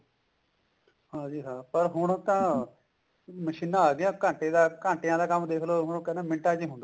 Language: Punjabi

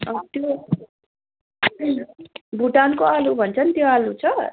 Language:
Nepali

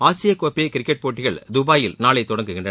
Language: Tamil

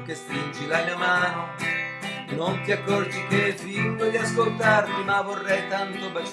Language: Italian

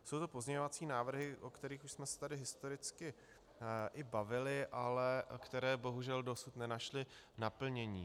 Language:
Czech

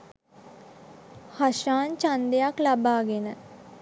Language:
Sinhala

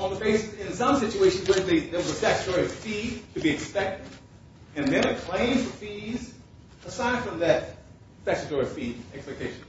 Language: English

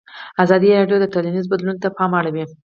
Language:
Pashto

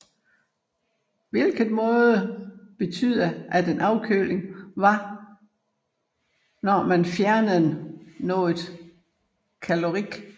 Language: Danish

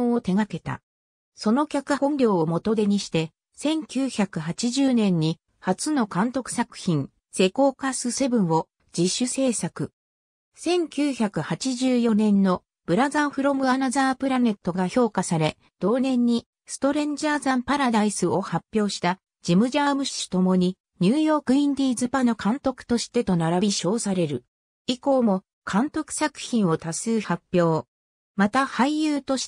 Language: Japanese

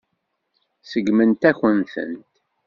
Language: Kabyle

